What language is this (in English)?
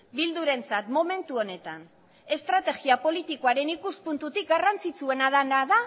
Basque